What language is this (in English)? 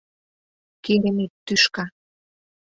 Mari